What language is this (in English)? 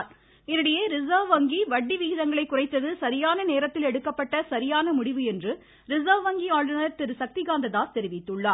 Tamil